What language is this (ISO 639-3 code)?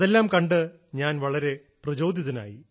mal